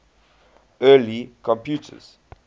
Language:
English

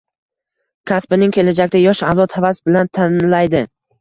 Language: Uzbek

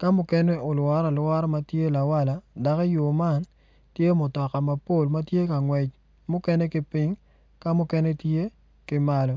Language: Acoli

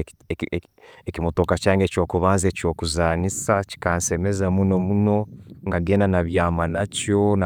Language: Tooro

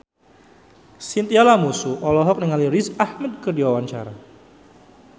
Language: Sundanese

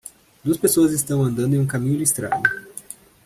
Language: Portuguese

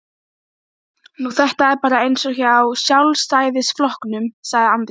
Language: Icelandic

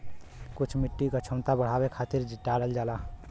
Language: Bhojpuri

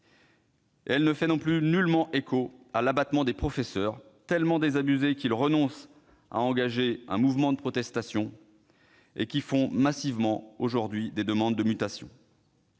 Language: French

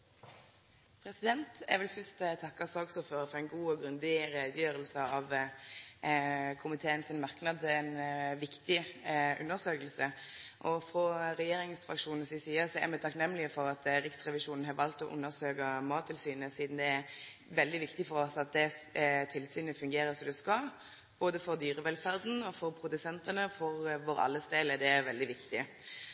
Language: Norwegian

